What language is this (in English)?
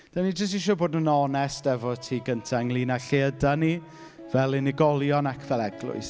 Welsh